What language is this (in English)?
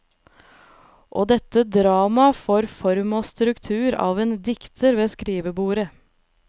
Norwegian